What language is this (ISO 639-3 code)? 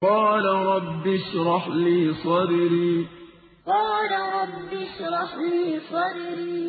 ara